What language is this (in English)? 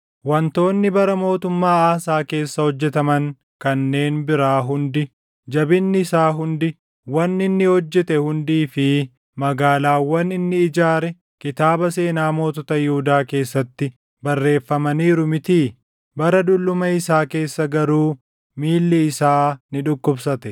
Oromo